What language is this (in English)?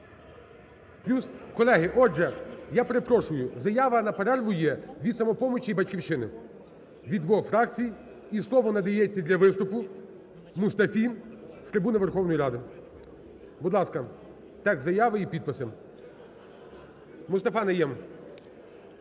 Ukrainian